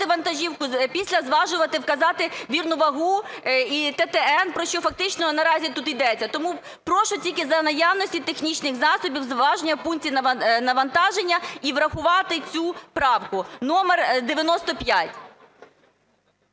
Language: Ukrainian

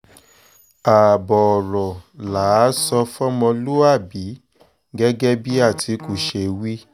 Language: Yoruba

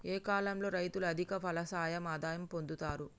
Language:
Telugu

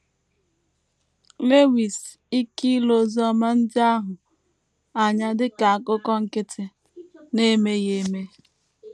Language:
Igbo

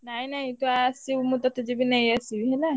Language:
Odia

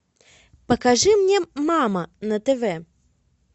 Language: Russian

